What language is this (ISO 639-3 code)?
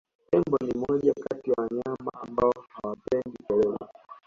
swa